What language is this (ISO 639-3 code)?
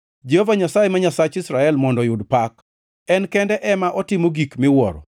luo